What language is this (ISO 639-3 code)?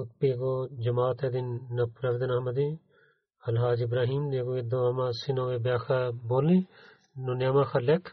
bul